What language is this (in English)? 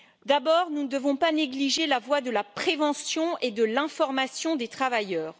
French